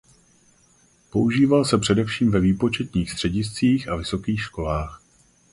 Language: Czech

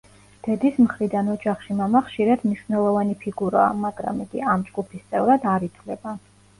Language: Georgian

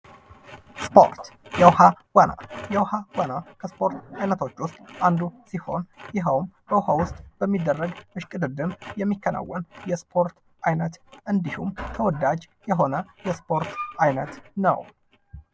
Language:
Amharic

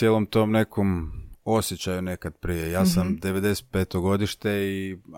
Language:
Croatian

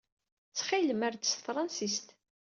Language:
Kabyle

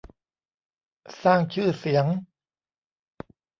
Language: Thai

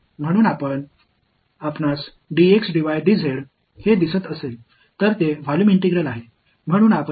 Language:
Tamil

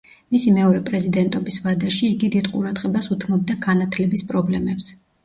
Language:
Georgian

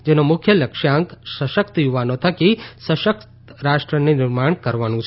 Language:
Gujarati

